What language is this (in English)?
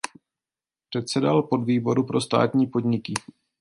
Czech